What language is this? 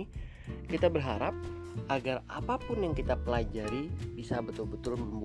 Indonesian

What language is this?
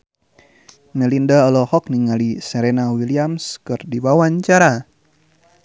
Sundanese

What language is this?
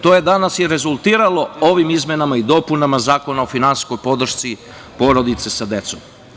Serbian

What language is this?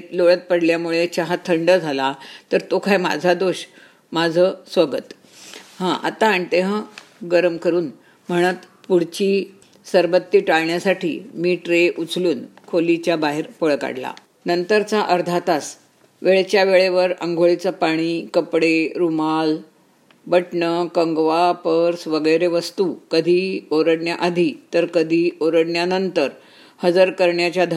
Marathi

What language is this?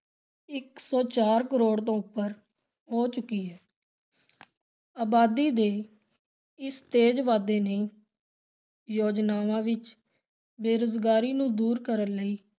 Punjabi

